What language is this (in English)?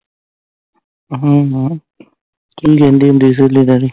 Punjabi